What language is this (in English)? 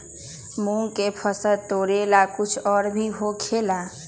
Magahi